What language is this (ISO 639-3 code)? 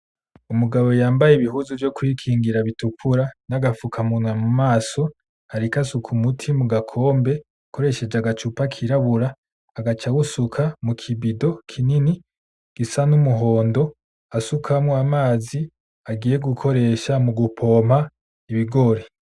run